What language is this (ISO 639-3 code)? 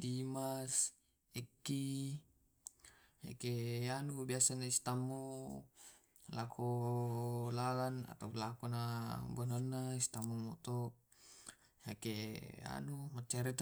rob